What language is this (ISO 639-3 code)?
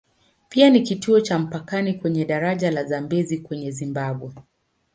swa